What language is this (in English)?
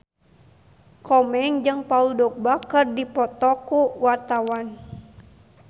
Sundanese